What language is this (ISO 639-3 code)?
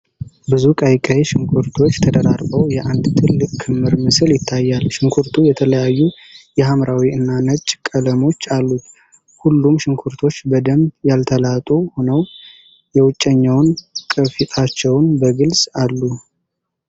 amh